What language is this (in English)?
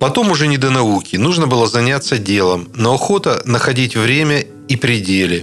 Russian